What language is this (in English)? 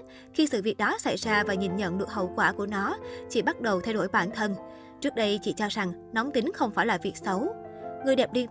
Vietnamese